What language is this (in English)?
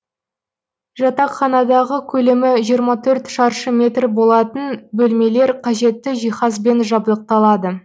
Kazakh